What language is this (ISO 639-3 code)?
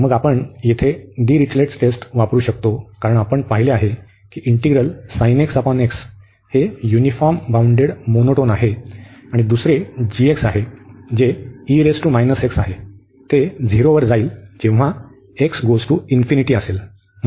mar